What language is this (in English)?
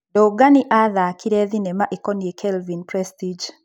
Kikuyu